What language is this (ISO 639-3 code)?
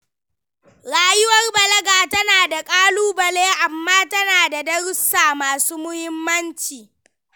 hau